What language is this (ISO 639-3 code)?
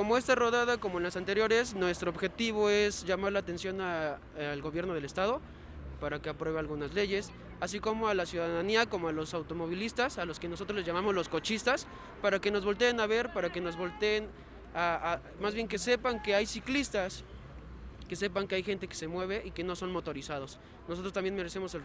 spa